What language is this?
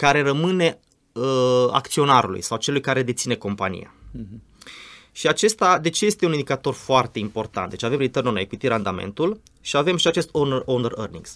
Romanian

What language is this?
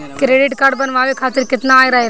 Bhojpuri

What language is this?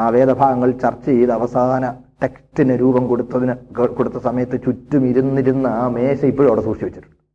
Malayalam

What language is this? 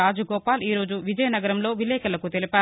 Telugu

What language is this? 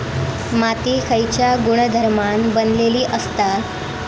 Marathi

